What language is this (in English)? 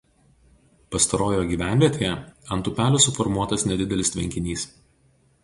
Lithuanian